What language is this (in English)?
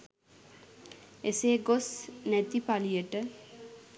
Sinhala